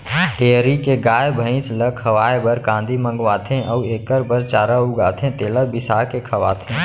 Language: Chhattisgarhi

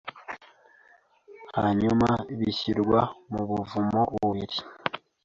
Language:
Kinyarwanda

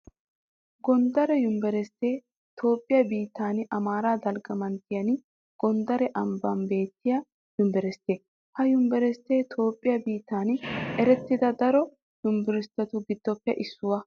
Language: Wolaytta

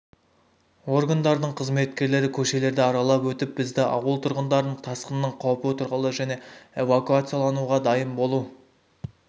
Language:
Kazakh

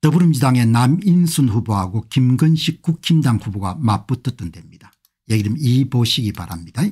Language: Korean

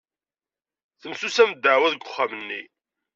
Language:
Kabyle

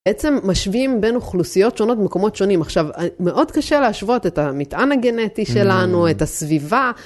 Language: Hebrew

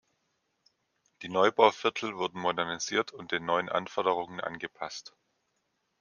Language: German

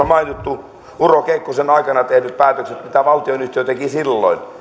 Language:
Finnish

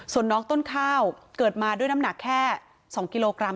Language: Thai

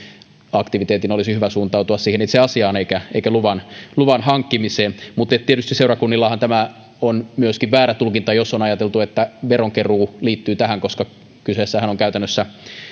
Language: Finnish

